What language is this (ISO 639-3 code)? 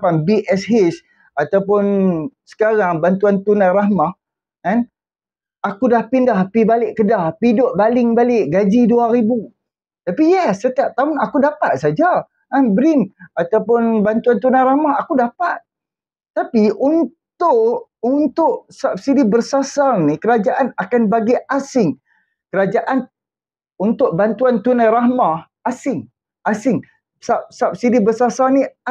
msa